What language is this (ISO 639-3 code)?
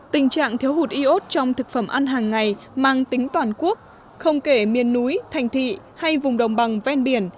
vie